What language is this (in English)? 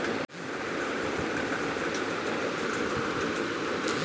Bangla